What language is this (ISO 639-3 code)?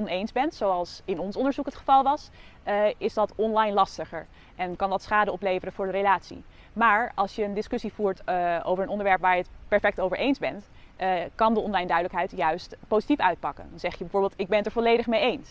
nld